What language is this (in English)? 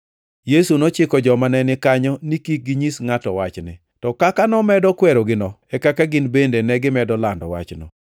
Luo (Kenya and Tanzania)